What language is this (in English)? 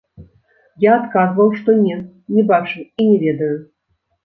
Belarusian